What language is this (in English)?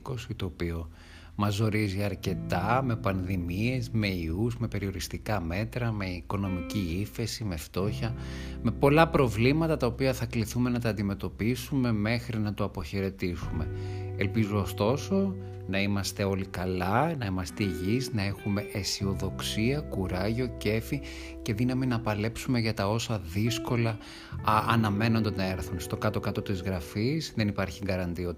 Greek